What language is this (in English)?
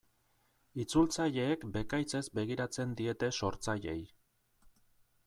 Basque